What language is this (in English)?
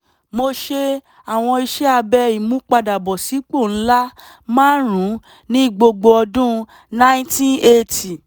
Yoruba